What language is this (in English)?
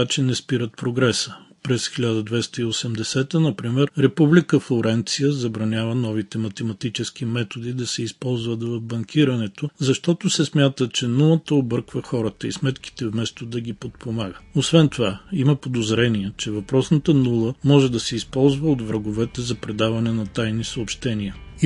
Bulgarian